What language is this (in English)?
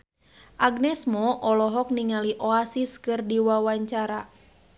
Sundanese